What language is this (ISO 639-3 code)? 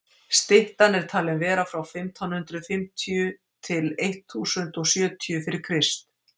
isl